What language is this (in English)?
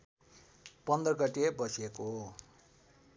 Nepali